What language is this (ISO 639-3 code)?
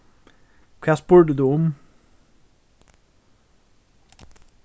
fao